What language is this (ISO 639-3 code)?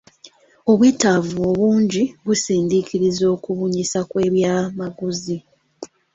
lug